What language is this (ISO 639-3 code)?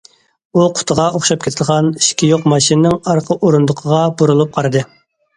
uig